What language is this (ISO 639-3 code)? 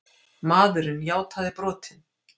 isl